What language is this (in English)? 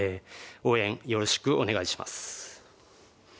Japanese